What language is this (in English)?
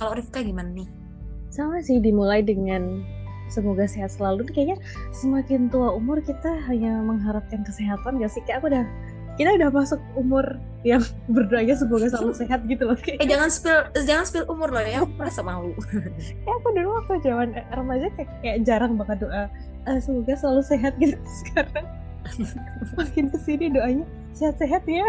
Indonesian